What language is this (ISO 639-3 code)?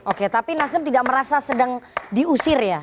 ind